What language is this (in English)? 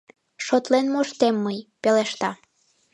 Mari